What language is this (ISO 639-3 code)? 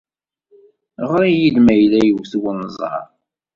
kab